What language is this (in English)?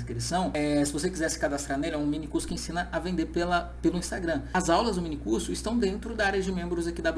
Portuguese